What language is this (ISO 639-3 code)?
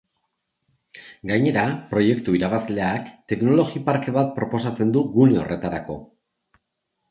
eus